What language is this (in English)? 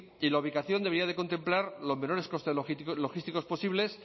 Spanish